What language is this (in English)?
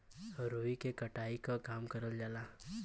Bhojpuri